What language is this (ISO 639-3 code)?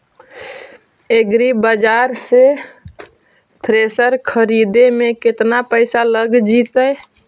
mag